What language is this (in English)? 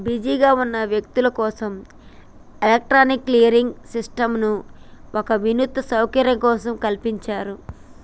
Telugu